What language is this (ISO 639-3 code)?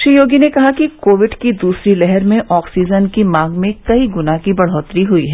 hin